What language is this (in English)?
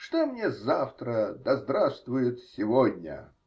Russian